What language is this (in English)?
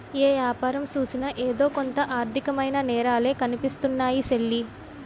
Telugu